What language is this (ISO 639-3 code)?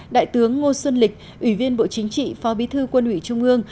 vie